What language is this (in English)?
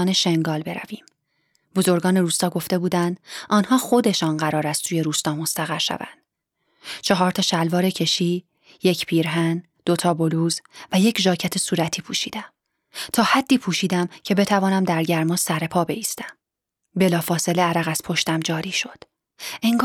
Persian